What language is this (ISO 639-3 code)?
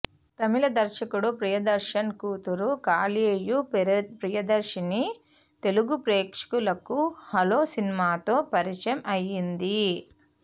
tel